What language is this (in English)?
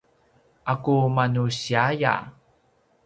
Paiwan